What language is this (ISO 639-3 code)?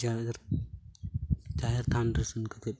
sat